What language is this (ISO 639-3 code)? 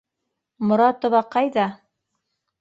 bak